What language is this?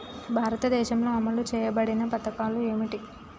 Telugu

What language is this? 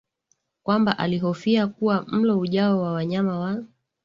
Swahili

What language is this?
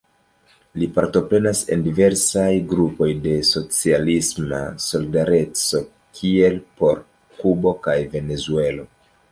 Esperanto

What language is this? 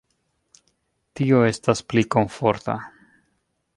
Esperanto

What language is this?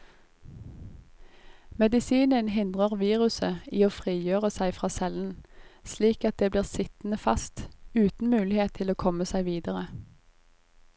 Norwegian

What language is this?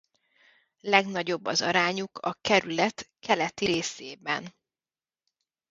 Hungarian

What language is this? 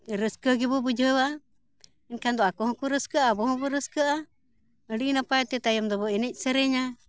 Santali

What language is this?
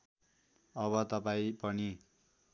Nepali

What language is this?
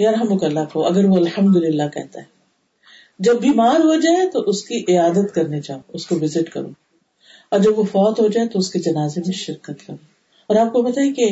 Urdu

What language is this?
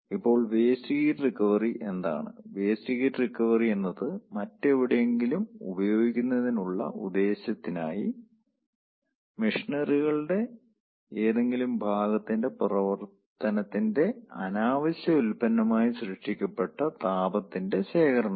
Malayalam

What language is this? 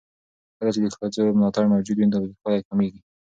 Pashto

